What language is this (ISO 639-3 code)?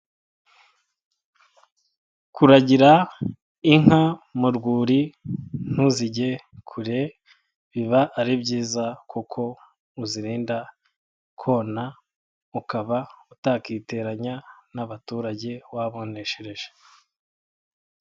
kin